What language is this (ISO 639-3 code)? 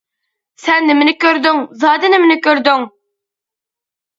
uig